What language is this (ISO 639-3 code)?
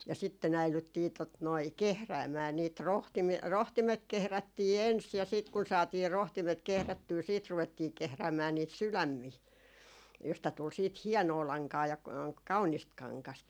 fin